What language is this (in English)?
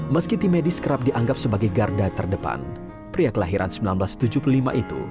Indonesian